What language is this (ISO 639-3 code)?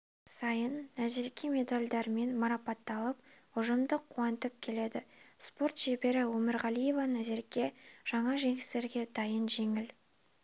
kaz